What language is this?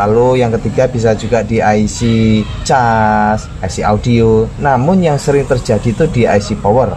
Indonesian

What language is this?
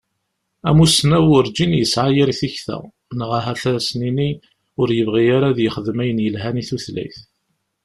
Kabyle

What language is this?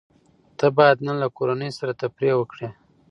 Pashto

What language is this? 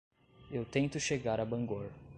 Portuguese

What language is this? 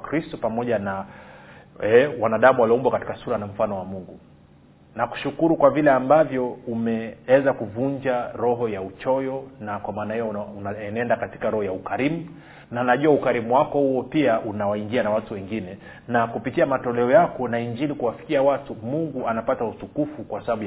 Swahili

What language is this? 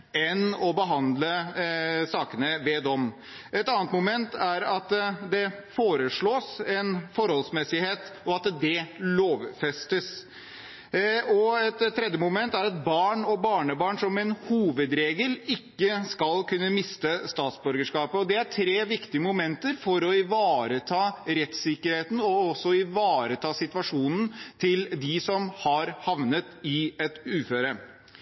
Norwegian Bokmål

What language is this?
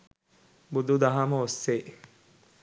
Sinhala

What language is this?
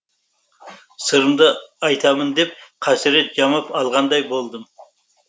Kazakh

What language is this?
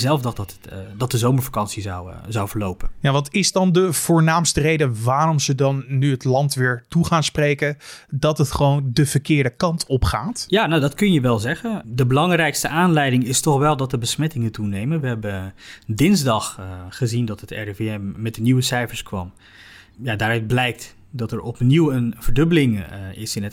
Dutch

